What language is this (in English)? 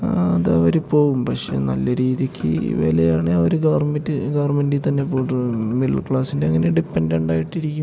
Malayalam